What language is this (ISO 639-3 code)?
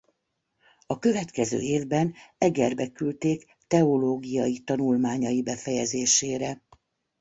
hun